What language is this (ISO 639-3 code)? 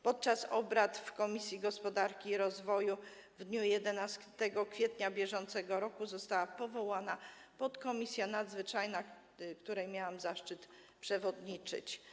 pol